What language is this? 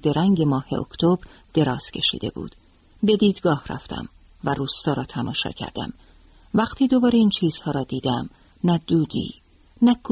Persian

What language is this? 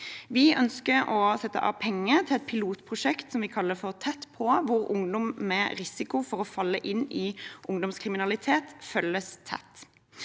Norwegian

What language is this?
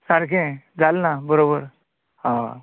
Konkani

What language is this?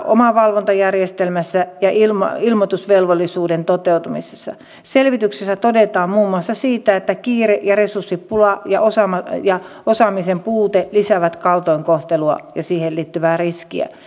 Finnish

